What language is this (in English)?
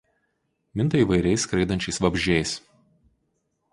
Lithuanian